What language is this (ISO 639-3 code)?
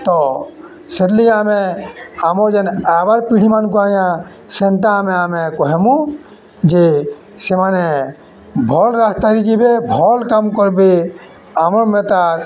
ori